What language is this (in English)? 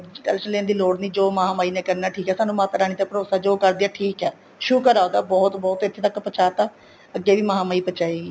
Punjabi